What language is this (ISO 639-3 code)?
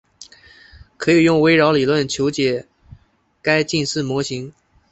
zho